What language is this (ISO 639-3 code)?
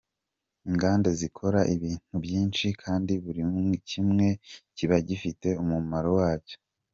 kin